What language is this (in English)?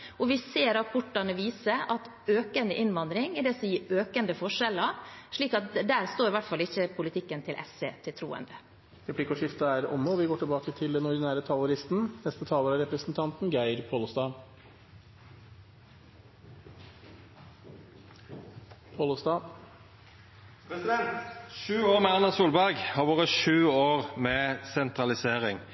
Norwegian